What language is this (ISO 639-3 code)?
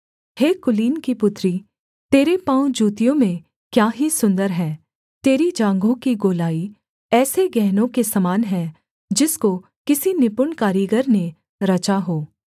hin